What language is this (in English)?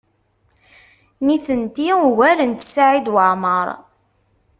Kabyle